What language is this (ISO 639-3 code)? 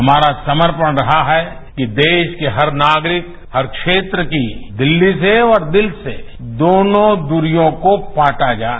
hin